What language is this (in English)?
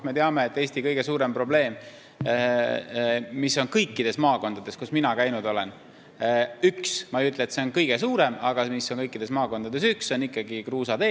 Estonian